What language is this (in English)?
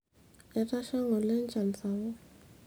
Masai